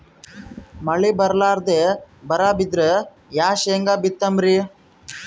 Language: Kannada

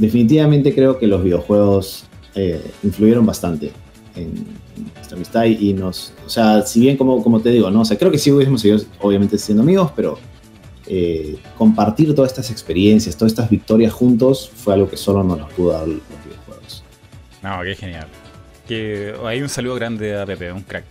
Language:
Spanish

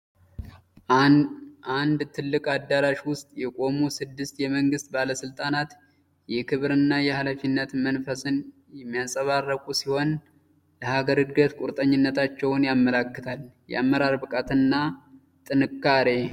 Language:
Amharic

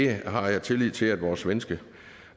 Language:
Danish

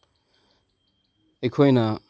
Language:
Manipuri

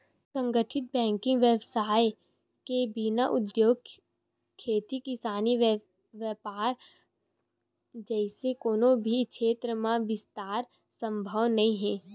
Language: Chhattisgarhi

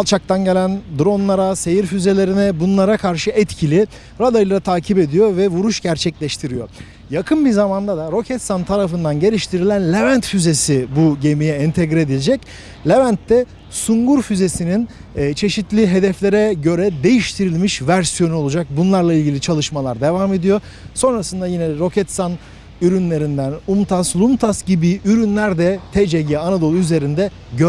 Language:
Turkish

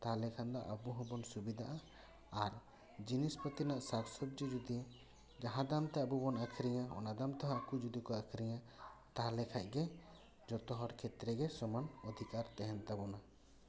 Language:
Santali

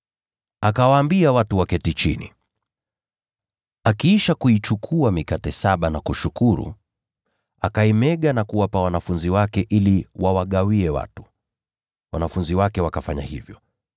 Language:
Swahili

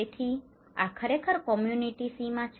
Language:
Gujarati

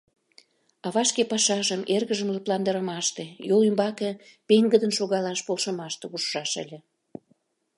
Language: Mari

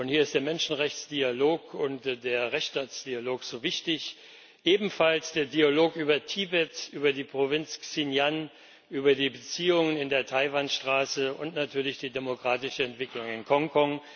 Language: German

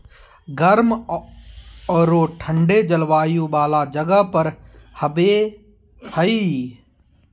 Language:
Magahi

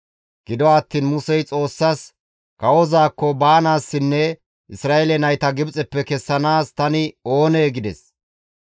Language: Gamo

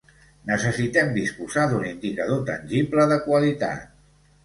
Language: Catalan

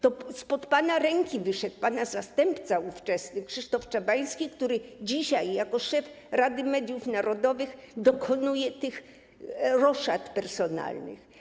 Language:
Polish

